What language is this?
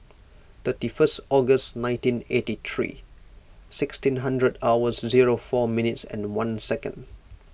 English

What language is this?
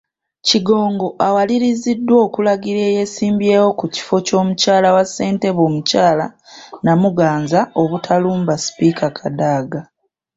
Ganda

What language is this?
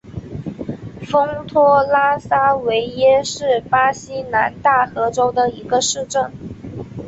Chinese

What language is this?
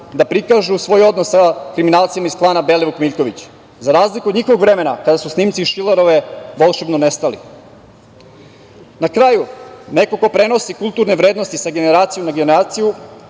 Serbian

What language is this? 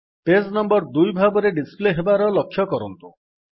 Odia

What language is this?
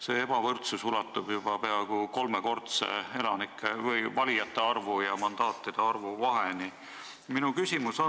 Estonian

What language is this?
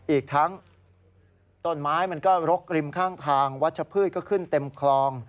Thai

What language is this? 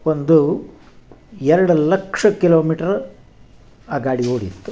Kannada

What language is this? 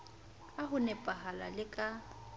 Southern Sotho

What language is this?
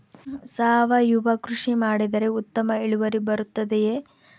Kannada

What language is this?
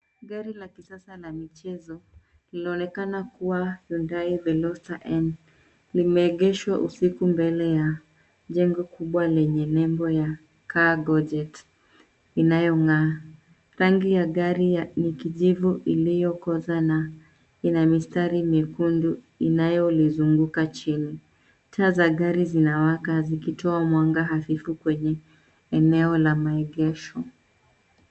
Swahili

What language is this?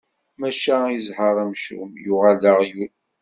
Kabyle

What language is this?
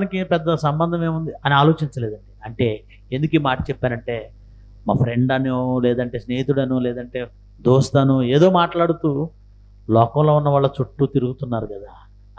Telugu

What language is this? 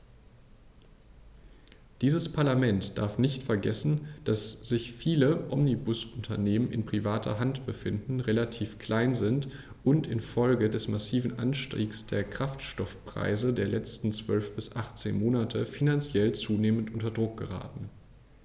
German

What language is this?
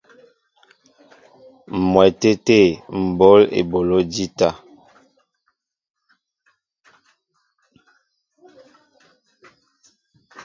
Mbo (Cameroon)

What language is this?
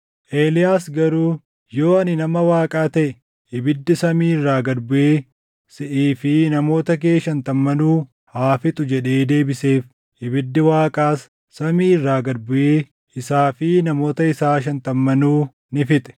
Oromo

